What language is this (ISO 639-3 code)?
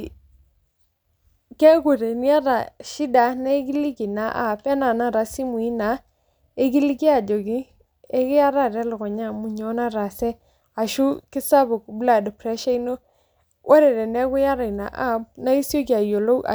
mas